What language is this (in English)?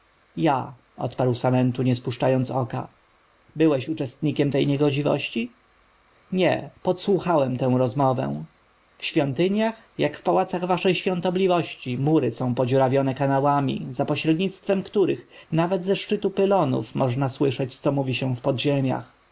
Polish